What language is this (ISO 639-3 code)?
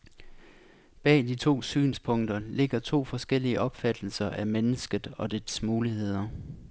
dan